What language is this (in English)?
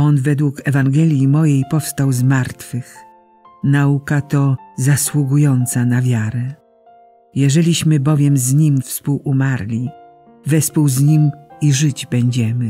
Polish